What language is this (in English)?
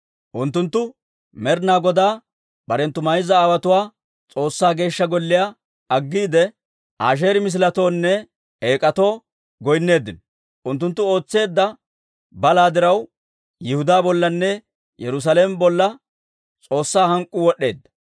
Dawro